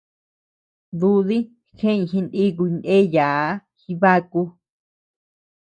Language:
Tepeuxila Cuicatec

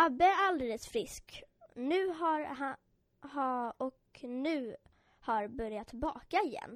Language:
Swedish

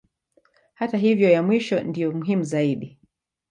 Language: Swahili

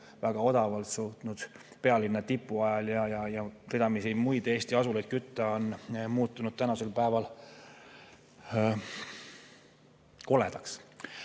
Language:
Estonian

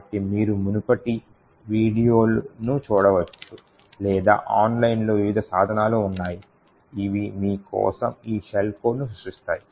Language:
Telugu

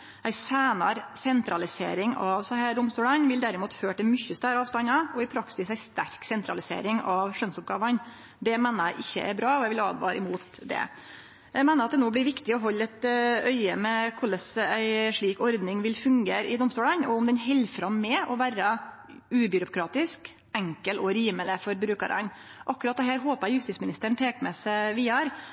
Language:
Norwegian Nynorsk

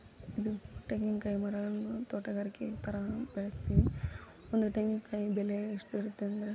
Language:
Kannada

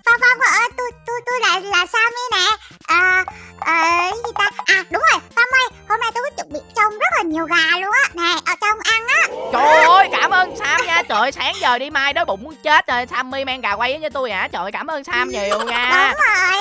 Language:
Vietnamese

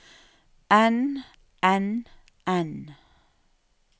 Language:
Norwegian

